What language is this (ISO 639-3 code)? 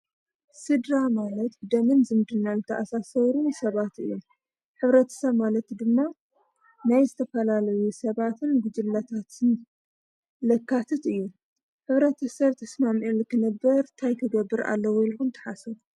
tir